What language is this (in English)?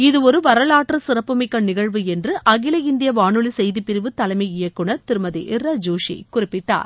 Tamil